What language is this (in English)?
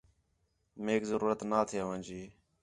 Khetrani